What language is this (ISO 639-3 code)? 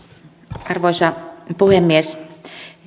fin